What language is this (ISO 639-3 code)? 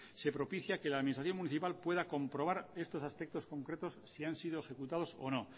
spa